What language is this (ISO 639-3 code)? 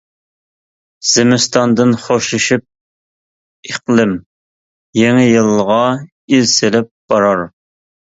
uig